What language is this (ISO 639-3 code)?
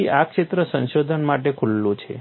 guj